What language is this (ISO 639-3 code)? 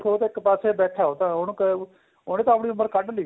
pan